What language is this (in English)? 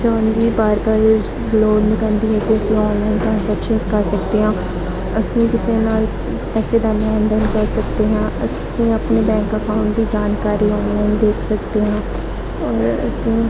Punjabi